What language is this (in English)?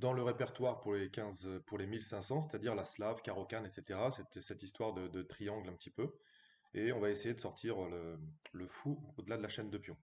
French